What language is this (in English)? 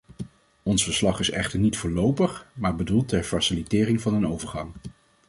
Dutch